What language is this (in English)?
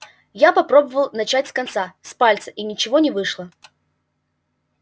Russian